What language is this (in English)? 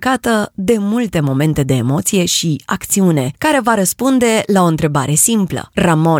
Romanian